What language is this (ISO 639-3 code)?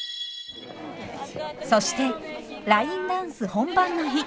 jpn